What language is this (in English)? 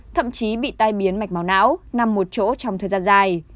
Vietnamese